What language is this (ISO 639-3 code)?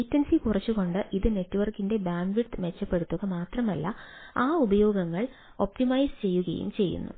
mal